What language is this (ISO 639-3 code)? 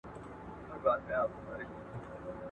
pus